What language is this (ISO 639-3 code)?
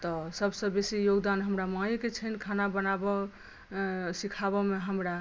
mai